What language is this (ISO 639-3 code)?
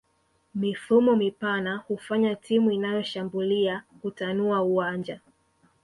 swa